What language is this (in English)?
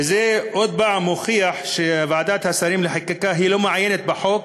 Hebrew